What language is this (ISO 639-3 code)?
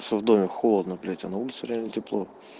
rus